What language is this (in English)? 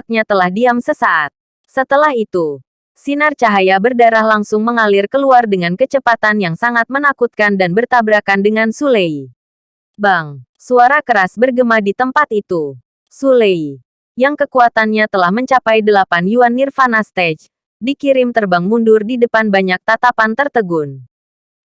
Indonesian